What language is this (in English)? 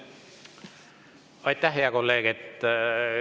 Estonian